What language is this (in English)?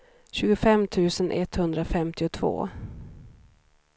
Swedish